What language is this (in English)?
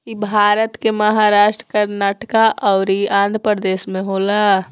Bhojpuri